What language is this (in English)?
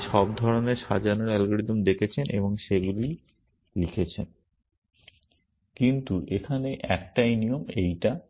Bangla